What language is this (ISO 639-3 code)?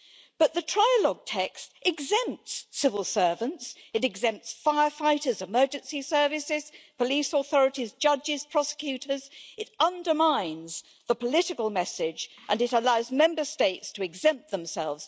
eng